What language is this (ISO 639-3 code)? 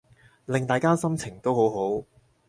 yue